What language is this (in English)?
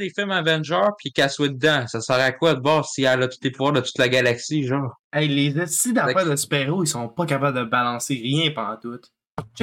French